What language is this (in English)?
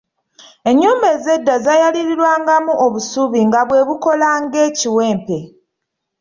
Ganda